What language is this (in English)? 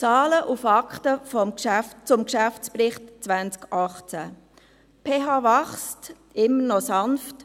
Swiss German